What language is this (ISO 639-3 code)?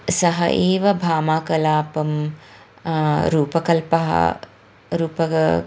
san